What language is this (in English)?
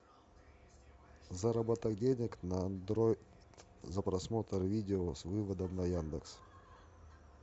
Russian